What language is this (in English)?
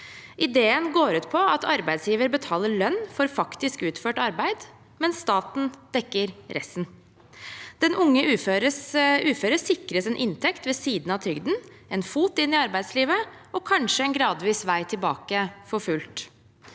Norwegian